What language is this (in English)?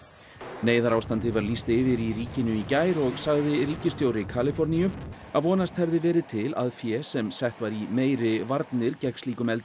Icelandic